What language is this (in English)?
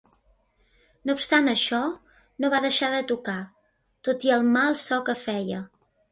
Catalan